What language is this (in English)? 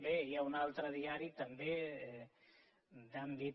Catalan